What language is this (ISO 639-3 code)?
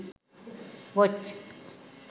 sin